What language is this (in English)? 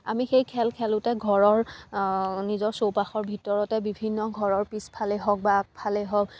Assamese